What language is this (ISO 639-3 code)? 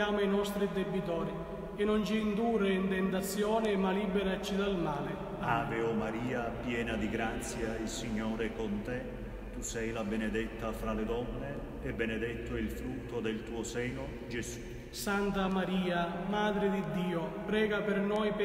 ita